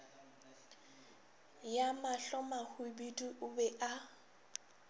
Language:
Northern Sotho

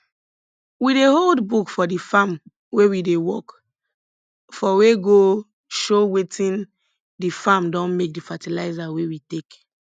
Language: Nigerian Pidgin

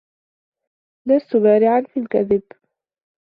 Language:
Arabic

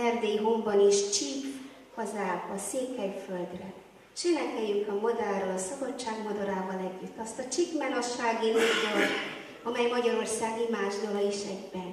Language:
Hungarian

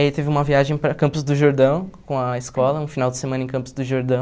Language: Portuguese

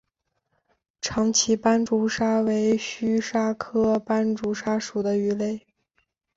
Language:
Chinese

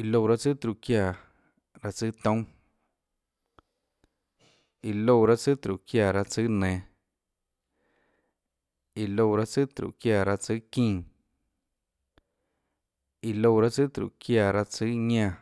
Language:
Tlacoatzintepec Chinantec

